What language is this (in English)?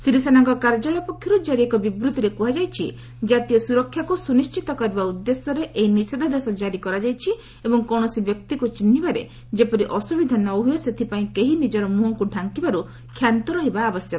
Odia